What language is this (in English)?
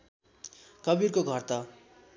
Nepali